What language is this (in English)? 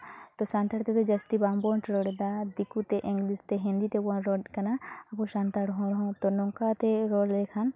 Santali